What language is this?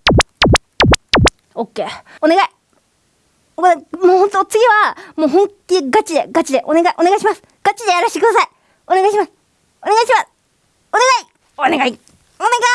Japanese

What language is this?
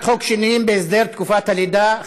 Hebrew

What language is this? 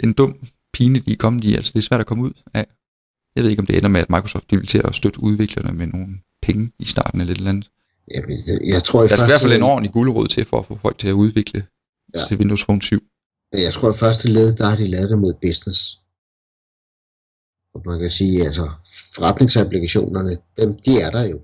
Danish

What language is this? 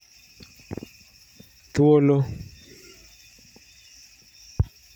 Luo (Kenya and Tanzania)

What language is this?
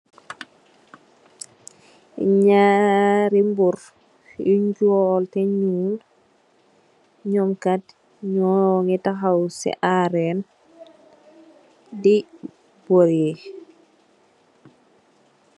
Wolof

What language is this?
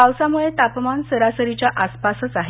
Marathi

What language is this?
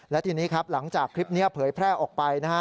Thai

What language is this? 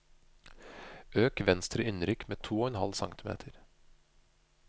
Norwegian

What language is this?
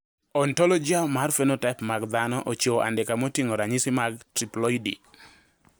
Luo (Kenya and Tanzania)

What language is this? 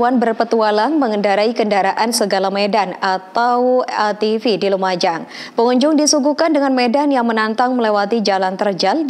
Indonesian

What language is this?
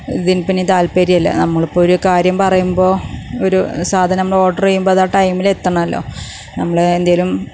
Malayalam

